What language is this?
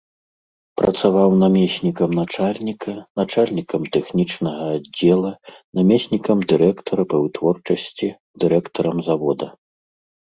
Belarusian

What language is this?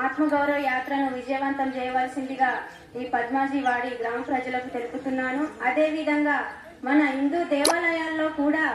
Telugu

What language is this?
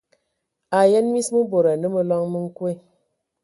Ewondo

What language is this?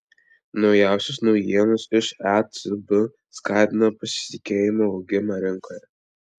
Lithuanian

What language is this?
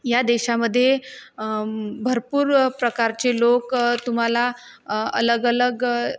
Marathi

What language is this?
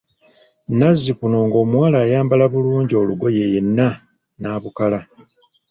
Ganda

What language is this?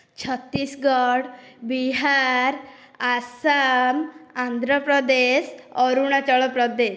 Odia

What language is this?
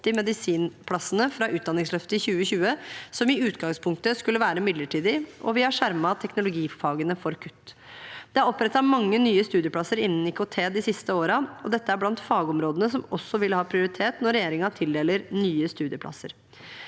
Norwegian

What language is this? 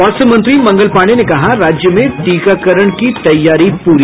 Hindi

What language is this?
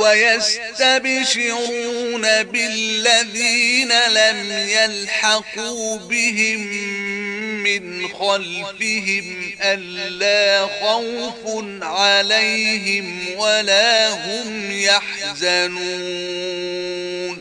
Arabic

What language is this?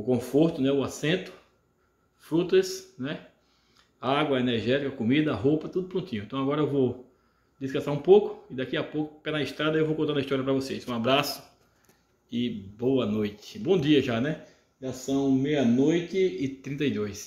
Portuguese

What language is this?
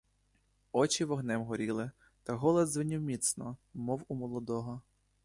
Ukrainian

